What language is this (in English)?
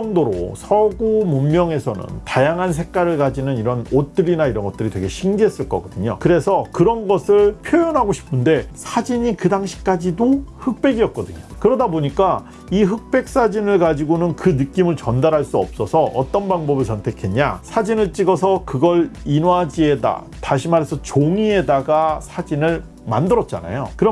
Korean